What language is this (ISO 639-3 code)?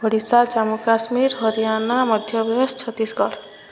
ori